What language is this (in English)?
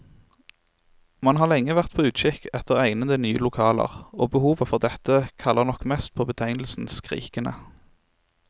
Norwegian